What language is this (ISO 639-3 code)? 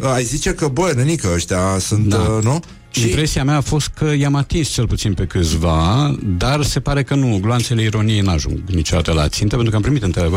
ron